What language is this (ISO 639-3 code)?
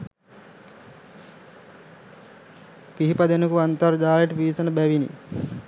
sin